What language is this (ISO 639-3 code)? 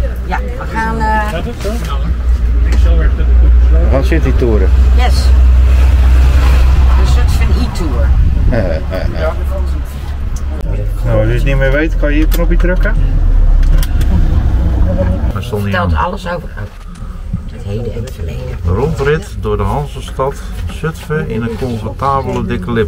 nld